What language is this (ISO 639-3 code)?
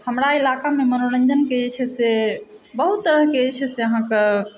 mai